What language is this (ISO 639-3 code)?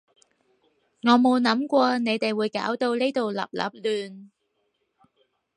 yue